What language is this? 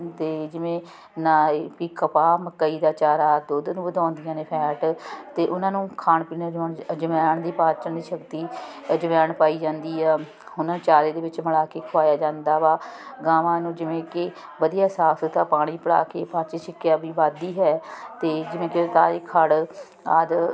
Punjabi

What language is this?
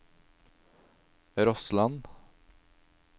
Norwegian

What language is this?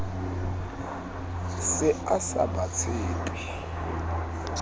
Southern Sotho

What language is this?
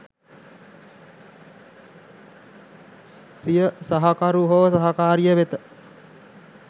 Sinhala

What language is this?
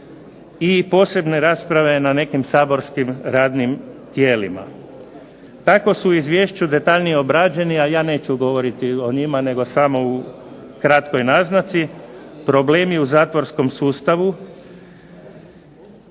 Croatian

